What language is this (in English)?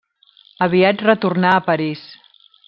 Catalan